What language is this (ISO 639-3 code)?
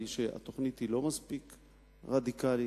heb